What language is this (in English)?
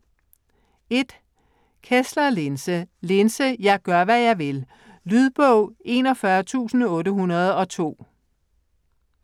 Danish